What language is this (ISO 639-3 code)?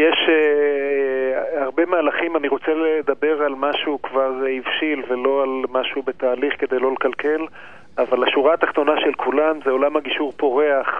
heb